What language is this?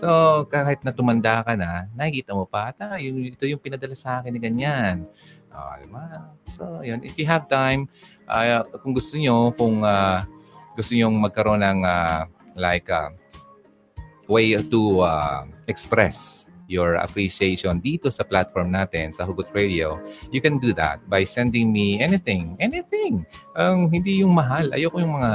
Filipino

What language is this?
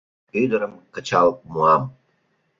Mari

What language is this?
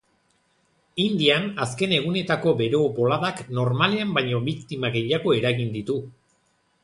Basque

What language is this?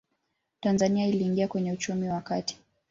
Swahili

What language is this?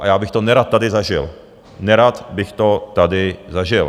Czech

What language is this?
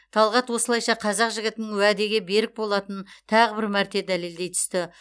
Kazakh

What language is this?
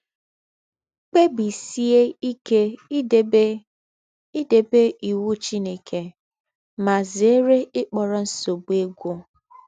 Igbo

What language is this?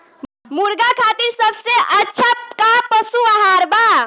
Bhojpuri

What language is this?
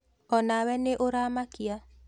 Kikuyu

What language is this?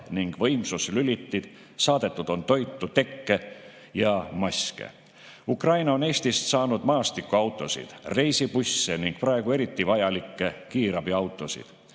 Estonian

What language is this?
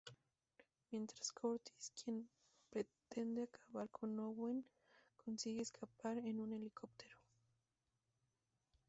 Spanish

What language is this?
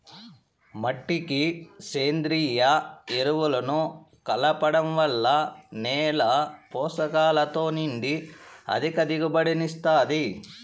Telugu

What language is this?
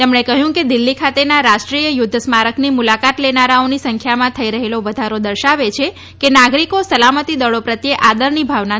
Gujarati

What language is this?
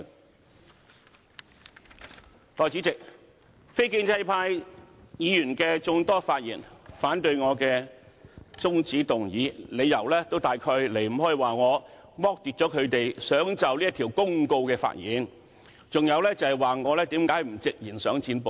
Cantonese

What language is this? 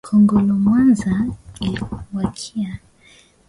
Swahili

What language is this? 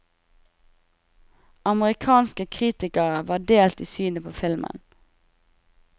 Norwegian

